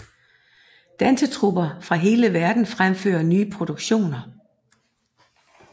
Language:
Danish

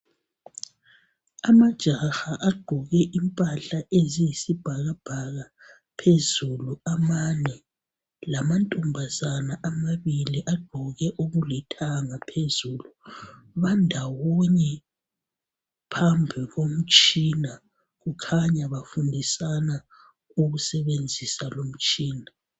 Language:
North Ndebele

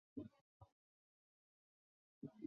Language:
Chinese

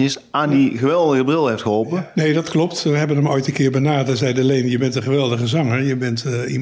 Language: Dutch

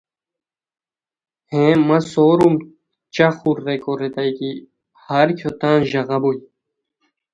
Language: Khowar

